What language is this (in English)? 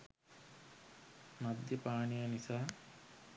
Sinhala